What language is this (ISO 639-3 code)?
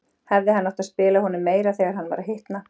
isl